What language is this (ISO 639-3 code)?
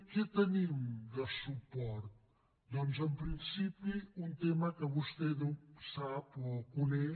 cat